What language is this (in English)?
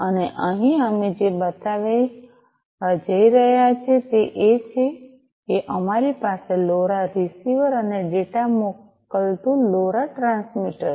Gujarati